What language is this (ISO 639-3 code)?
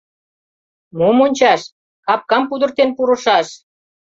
chm